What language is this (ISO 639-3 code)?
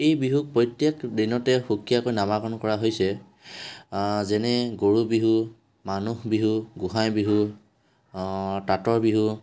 asm